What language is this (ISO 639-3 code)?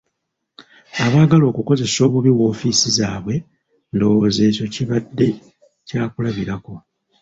lug